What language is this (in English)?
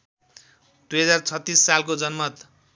Nepali